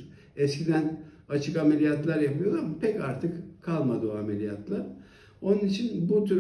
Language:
Turkish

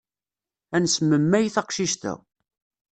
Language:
Kabyle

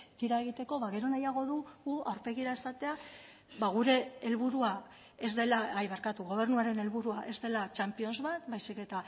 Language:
Basque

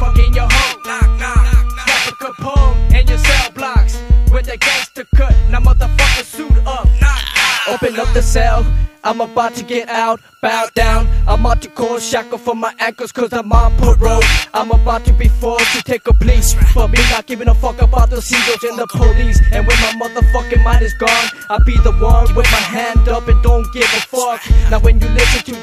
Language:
English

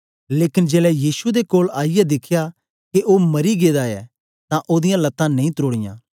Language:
Dogri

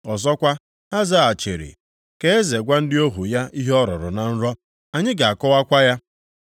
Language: Igbo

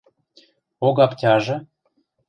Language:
Western Mari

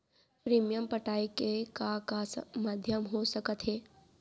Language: Chhattisgarhi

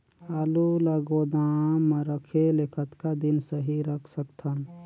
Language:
Chhattisgarhi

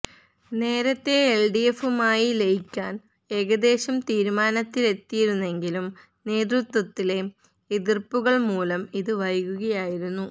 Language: Malayalam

